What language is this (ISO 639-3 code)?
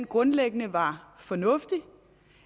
dan